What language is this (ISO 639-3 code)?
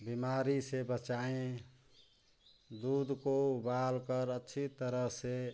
hin